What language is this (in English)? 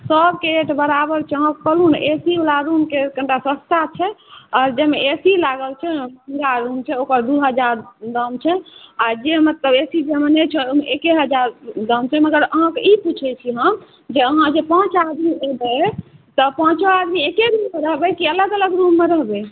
Maithili